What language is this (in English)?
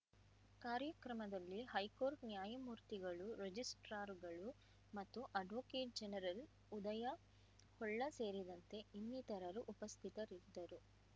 Kannada